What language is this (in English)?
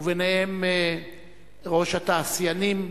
Hebrew